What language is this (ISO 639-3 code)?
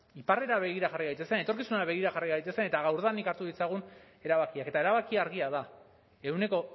eus